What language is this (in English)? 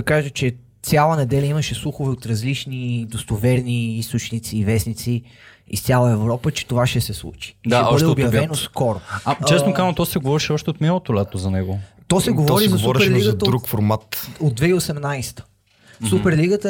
Bulgarian